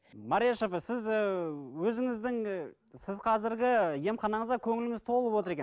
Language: Kazakh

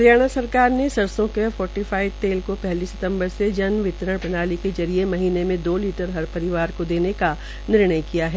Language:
Hindi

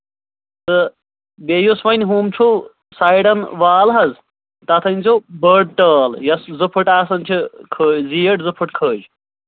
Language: Kashmiri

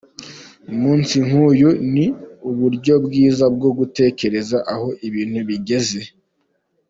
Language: Kinyarwanda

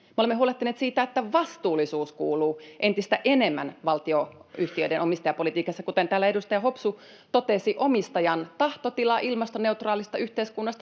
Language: Finnish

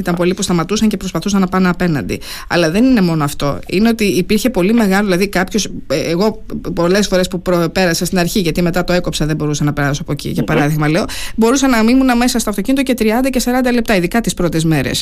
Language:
Greek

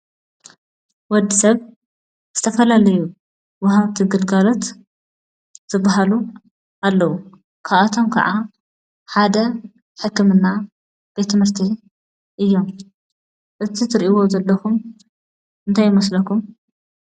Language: Tigrinya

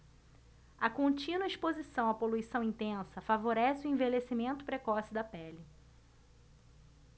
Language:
Portuguese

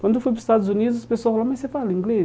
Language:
Portuguese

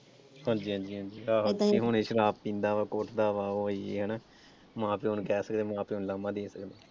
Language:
Punjabi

